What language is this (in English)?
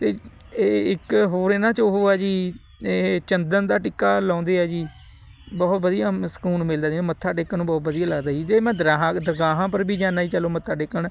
Punjabi